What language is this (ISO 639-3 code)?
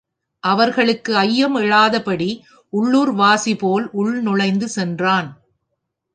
tam